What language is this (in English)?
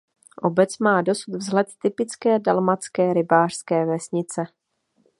Czech